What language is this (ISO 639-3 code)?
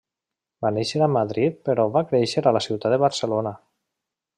cat